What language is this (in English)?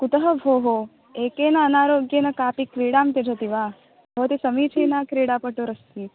Sanskrit